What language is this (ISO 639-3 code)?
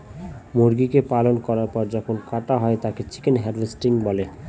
ben